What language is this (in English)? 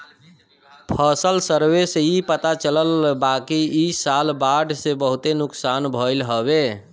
Bhojpuri